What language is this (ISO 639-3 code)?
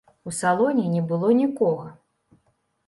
bel